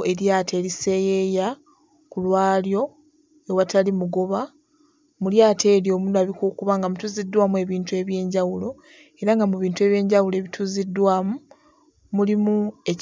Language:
Ganda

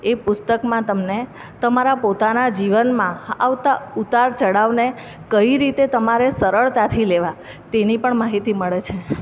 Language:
Gujarati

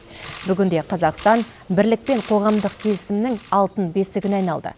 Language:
Kazakh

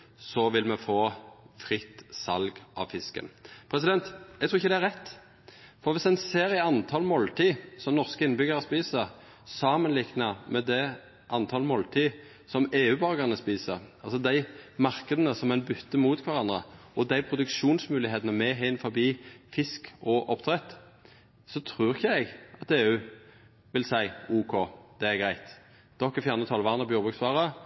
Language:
Norwegian Nynorsk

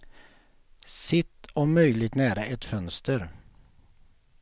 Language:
Swedish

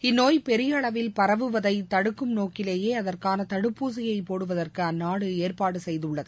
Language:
Tamil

